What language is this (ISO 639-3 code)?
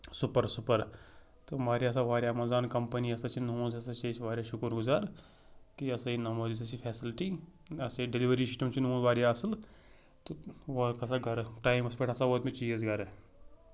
kas